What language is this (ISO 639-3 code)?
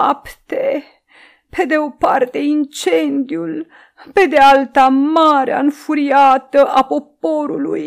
ron